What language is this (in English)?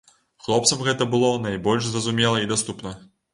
Belarusian